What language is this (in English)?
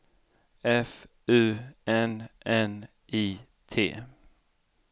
Swedish